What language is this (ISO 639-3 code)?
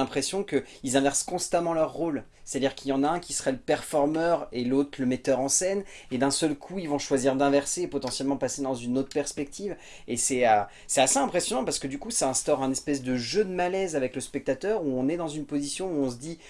fra